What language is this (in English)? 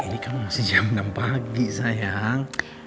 Indonesian